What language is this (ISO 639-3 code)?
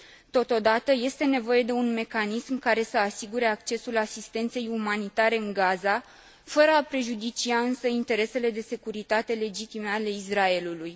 ron